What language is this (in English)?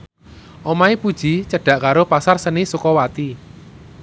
Javanese